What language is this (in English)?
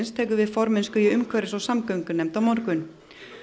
Icelandic